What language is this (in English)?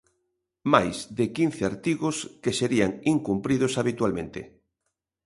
Galician